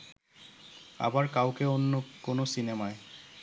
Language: Bangla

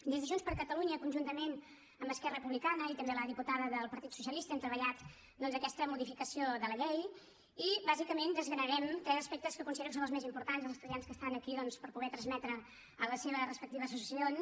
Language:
Catalan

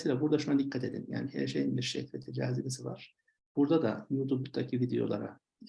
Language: Turkish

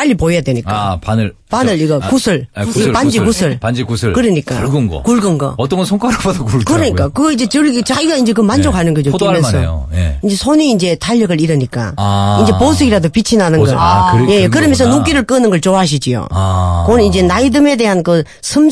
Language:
Korean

